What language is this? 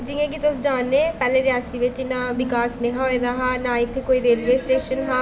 Dogri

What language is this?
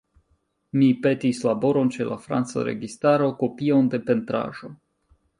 Esperanto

